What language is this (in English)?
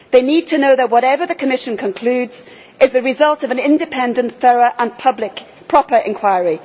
English